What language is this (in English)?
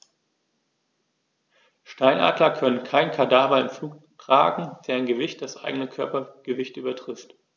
German